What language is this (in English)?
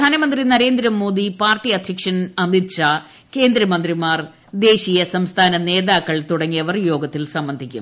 Malayalam